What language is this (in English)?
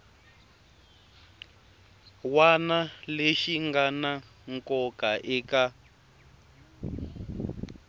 Tsonga